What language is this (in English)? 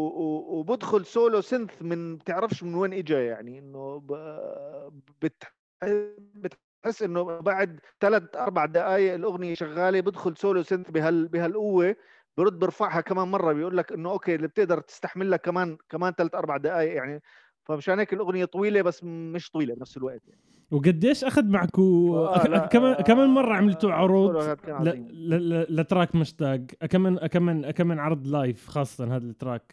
Arabic